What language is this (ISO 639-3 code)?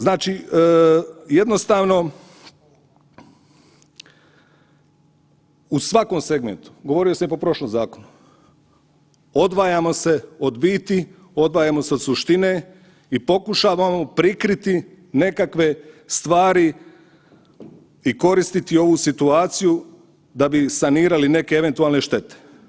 hrv